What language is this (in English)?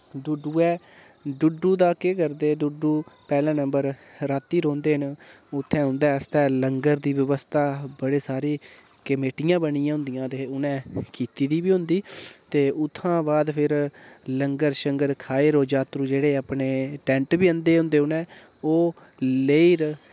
Dogri